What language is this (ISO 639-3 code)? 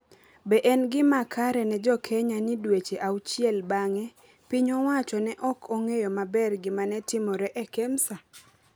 luo